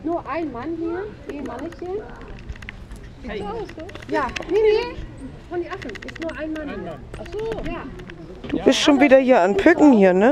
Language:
German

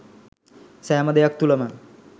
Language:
Sinhala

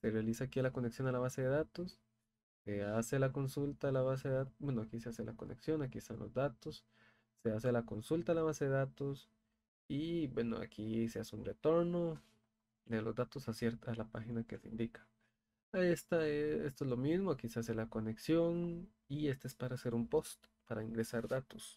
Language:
Spanish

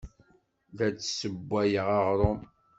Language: Kabyle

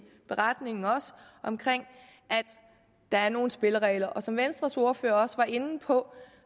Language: Danish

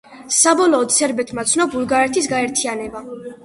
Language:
Georgian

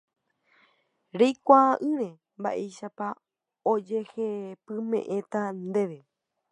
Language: Guarani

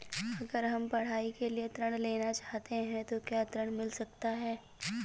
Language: Hindi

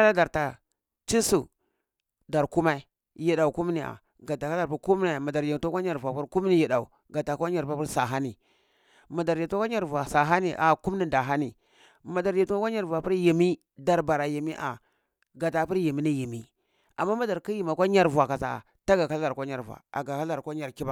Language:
Cibak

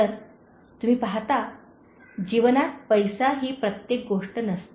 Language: Marathi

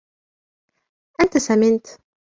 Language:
Arabic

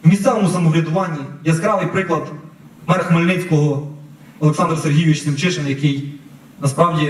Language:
Ukrainian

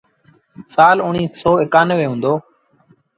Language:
Sindhi Bhil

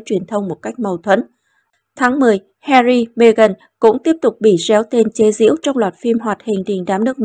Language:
Vietnamese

